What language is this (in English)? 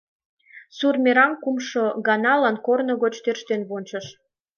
Mari